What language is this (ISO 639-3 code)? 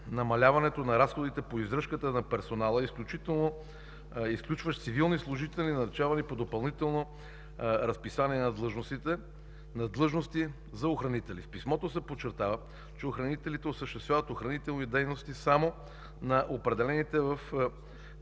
bul